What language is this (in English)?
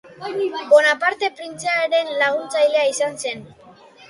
Basque